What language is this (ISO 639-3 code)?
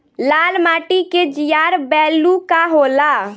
bho